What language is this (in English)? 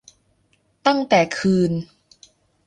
Thai